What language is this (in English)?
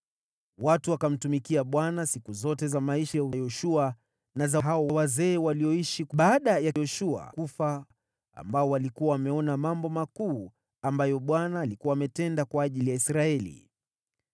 Swahili